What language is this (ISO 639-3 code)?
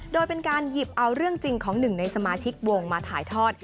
tha